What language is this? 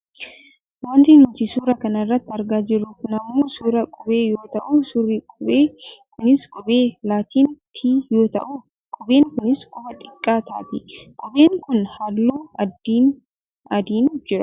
Oromo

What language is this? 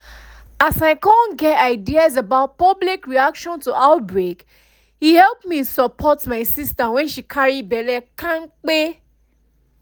Nigerian Pidgin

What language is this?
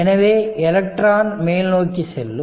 Tamil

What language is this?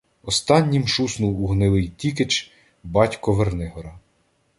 Ukrainian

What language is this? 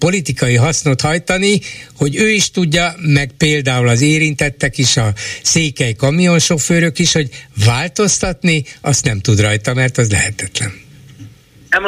Hungarian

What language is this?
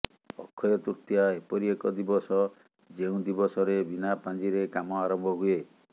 Odia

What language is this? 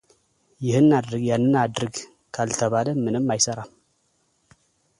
Amharic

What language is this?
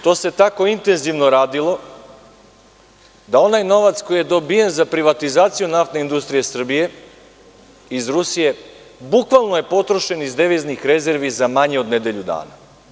Serbian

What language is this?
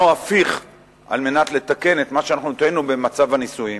Hebrew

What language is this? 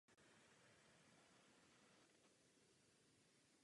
Czech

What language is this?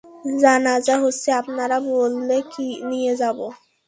Bangla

